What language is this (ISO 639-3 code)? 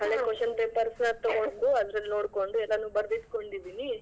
kan